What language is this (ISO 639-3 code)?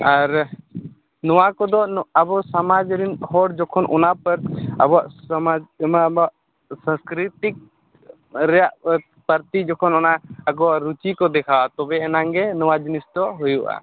sat